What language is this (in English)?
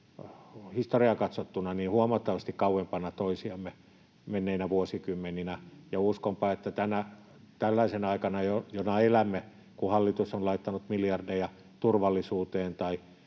Finnish